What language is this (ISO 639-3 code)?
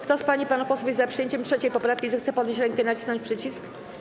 pol